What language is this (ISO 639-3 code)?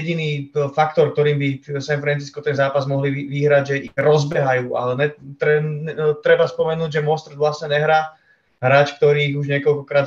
ces